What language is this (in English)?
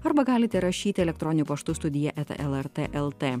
Lithuanian